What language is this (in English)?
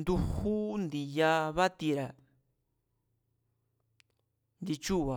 Mazatlán Mazatec